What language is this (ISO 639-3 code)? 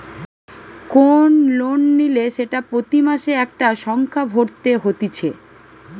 ben